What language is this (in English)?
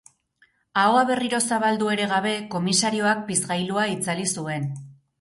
Basque